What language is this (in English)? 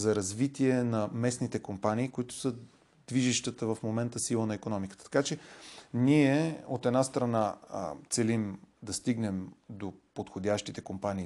Bulgarian